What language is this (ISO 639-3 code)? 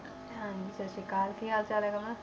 pan